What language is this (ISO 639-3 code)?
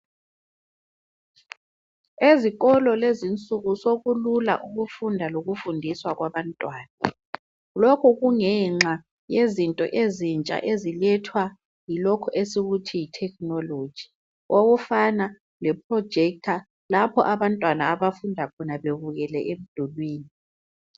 nde